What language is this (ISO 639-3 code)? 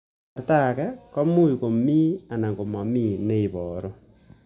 kln